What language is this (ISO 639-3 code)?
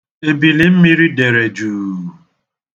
ibo